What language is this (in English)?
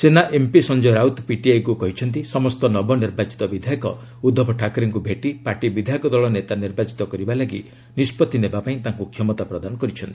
Odia